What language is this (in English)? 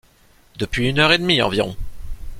French